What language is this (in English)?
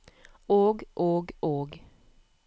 Norwegian